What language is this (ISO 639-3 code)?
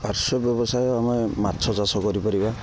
ori